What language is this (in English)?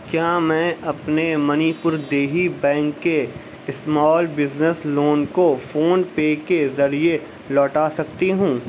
Urdu